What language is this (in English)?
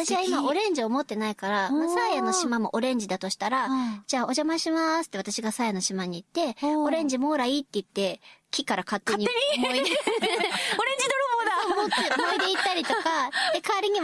Japanese